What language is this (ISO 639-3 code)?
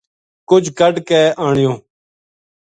gju